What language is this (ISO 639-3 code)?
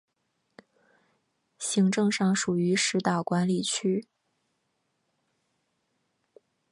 zho